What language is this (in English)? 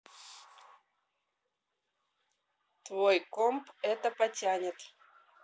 Russian